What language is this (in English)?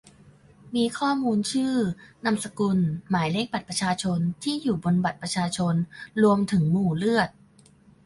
Thai